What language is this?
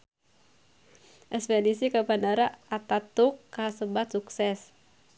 Sundanese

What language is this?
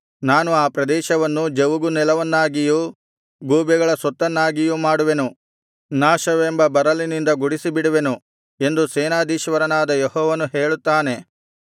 Kannada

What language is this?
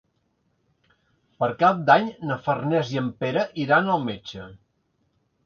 Catalan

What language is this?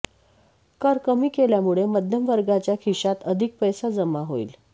Marathi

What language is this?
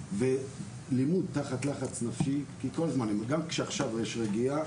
Hebrew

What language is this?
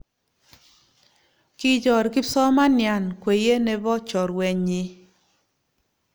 Kalenjin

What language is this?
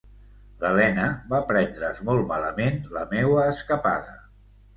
Catalan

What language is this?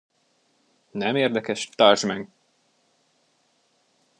Hungarian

